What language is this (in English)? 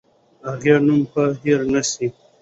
Pashto